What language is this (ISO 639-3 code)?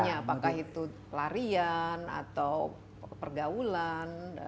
ind